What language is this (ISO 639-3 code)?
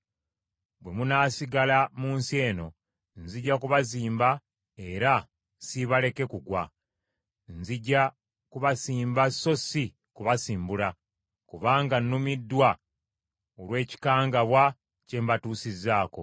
lug